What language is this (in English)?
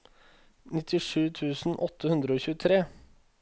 Norwegian